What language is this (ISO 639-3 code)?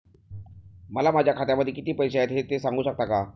mar